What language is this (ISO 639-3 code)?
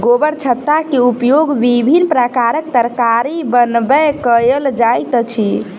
mai